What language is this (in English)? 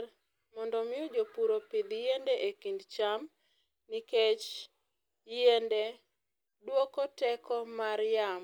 Luo (Kenya and Tanzania)